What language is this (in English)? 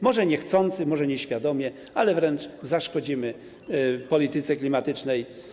Polish